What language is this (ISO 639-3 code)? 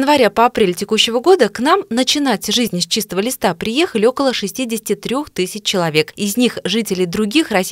rus